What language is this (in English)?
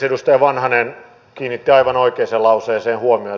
Finnish